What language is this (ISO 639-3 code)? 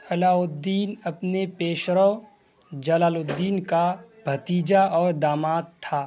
urd